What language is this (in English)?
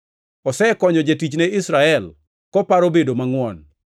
Luo (Kenya and Tanzania)